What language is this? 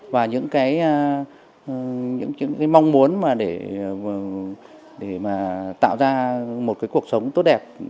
Vietnamese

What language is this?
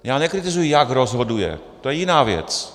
Czech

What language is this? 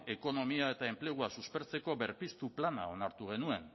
Basque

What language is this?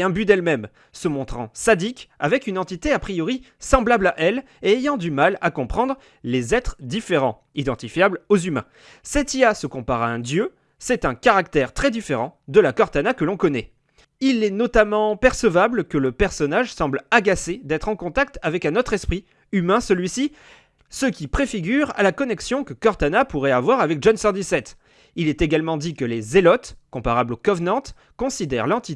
French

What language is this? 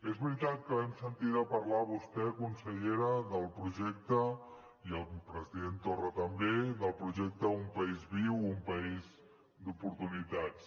Catalan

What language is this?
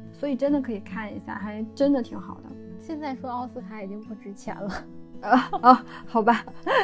Chinese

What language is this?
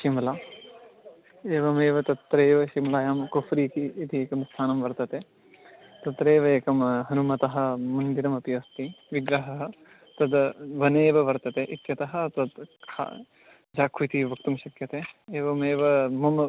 Sanskrit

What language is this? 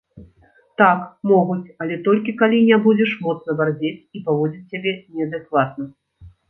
Belarusian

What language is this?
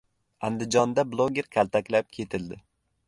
Uzbek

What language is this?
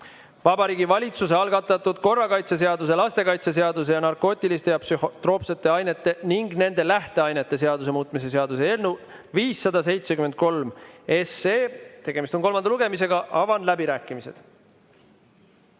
Estonian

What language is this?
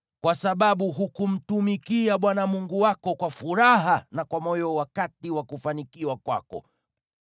Swahili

